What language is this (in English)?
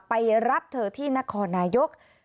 Thai